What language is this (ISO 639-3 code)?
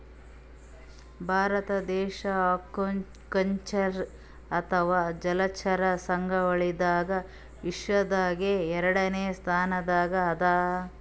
kan